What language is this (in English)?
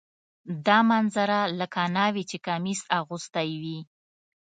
Pashto